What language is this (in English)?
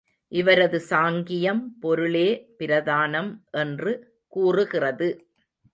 Tamil